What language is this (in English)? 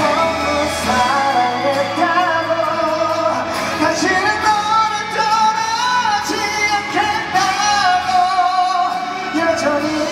Korean